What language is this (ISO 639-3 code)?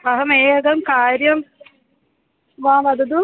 san